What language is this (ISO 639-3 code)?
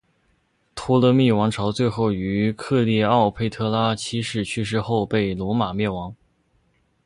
zho